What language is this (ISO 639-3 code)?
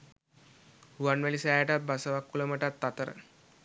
sin